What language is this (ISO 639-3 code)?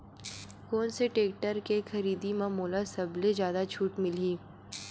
hne